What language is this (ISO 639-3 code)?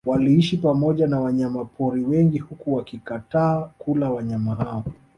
swa